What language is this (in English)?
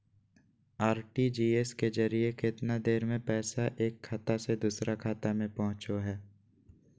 Magahi